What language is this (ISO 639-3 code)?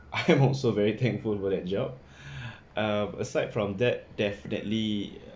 eng